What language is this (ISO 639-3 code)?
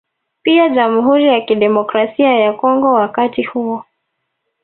swa